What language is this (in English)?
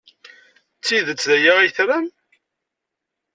Kabyle